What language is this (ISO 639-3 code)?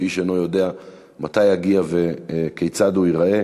heb